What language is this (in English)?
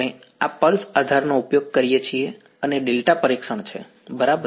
Gujarati